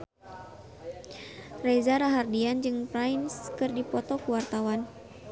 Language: Sundanese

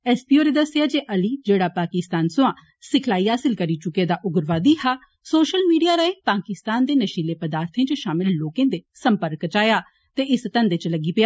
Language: Dogri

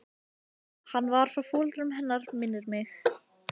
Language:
Icelandic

